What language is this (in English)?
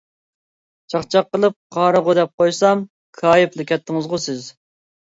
Uyghur